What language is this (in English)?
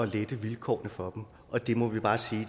Danish